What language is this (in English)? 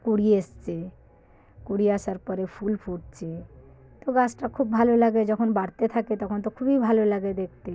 Bangla